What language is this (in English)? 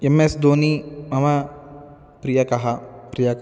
Sanskrit